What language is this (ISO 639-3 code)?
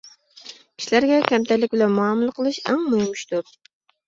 uig